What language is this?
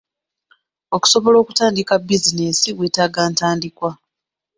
Ganda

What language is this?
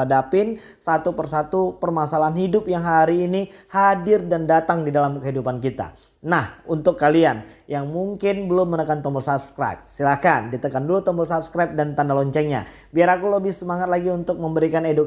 Indonesian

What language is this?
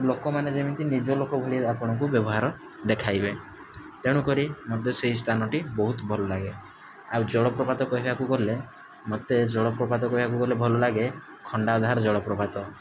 Odia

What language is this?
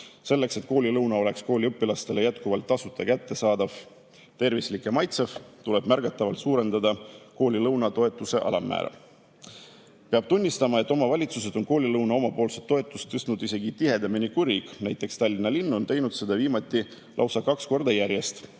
Estonian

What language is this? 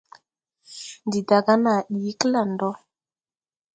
Tupuri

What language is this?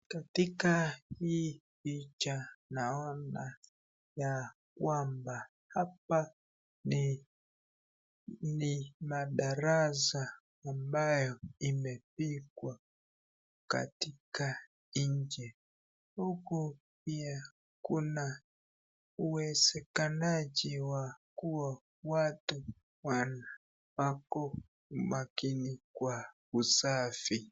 Swahili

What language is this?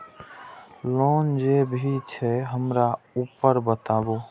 Maithili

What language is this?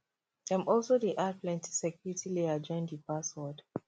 Nigerian Pidgin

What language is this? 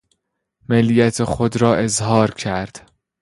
Persian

